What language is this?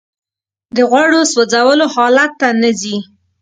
Pashto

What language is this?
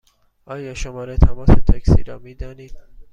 Persian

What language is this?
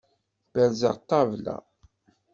Kabyle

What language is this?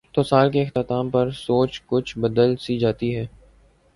Urdu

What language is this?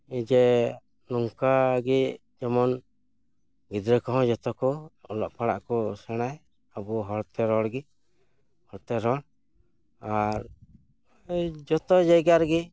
Santali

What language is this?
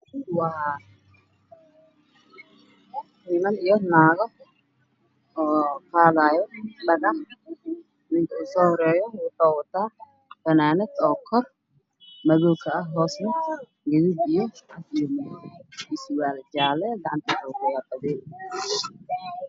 Somali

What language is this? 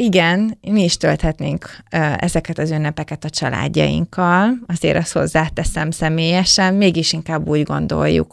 Hungarian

